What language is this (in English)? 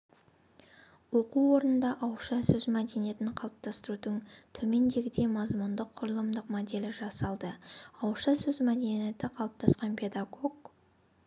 Kazakh